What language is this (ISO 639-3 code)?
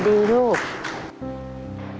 tha